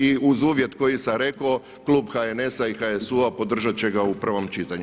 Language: Croatian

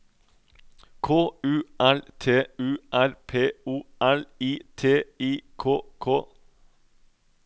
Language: Norwegian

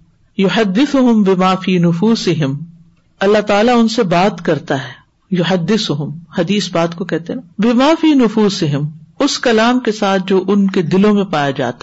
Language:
Urdu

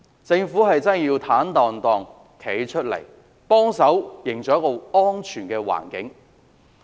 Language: Cantonese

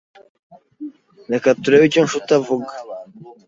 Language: Kinyarwanda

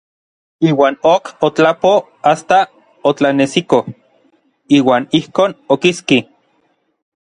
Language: Orizaba Nahuatl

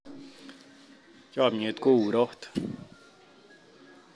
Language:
Kalenjin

